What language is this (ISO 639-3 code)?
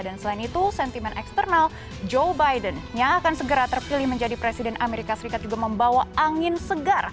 ind